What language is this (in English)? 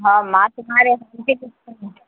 Urdu